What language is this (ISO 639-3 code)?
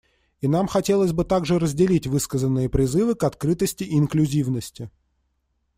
rus